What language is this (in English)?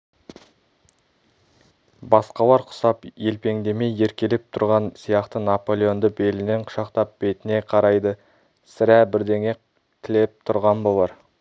Kazakh